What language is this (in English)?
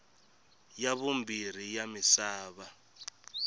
Tsonga